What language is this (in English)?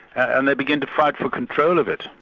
English